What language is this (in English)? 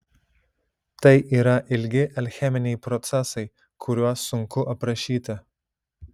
Lithuanian